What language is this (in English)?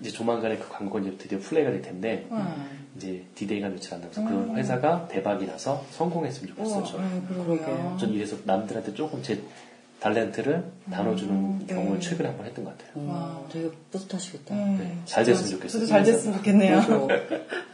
Korean